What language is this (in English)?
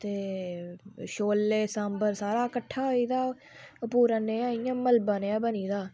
Dogri